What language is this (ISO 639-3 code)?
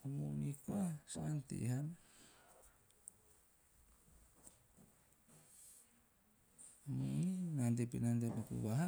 tio